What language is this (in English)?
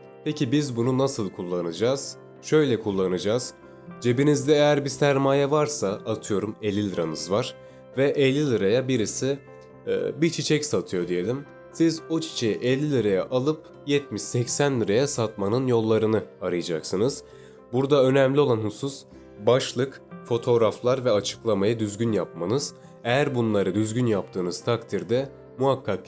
Turkish